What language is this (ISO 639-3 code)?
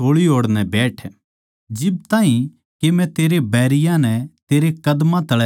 bgc